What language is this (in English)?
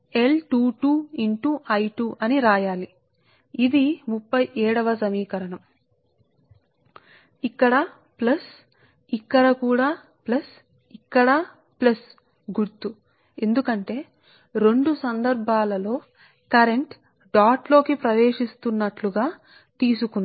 Telugu